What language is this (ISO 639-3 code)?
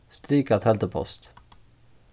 fao